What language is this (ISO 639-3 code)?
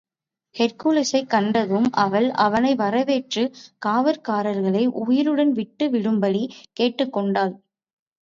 tam